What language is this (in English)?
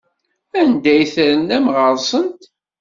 Kabyle